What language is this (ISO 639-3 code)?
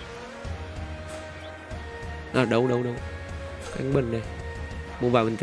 vie